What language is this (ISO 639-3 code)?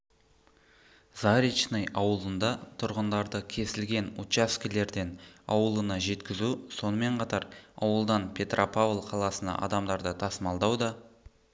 kaz